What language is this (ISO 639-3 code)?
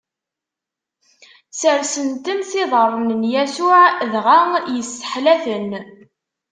kab